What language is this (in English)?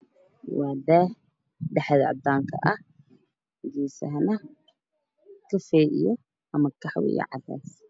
Somali